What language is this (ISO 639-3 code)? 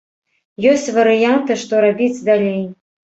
bel